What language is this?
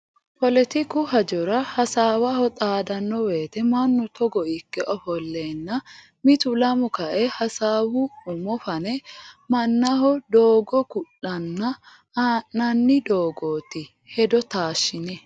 Sidamo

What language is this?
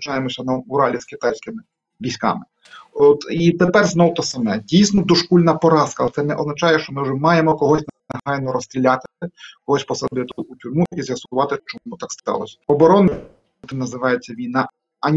Ukrainian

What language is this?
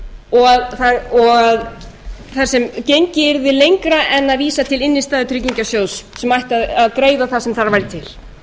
Icelandic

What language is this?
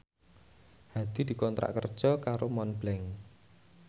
Javanese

